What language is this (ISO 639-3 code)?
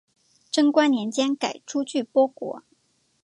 zho